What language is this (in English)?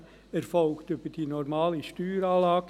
Swiss German